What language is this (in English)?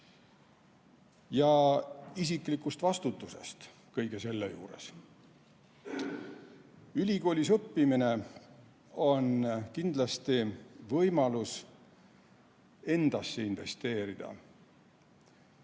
Estonian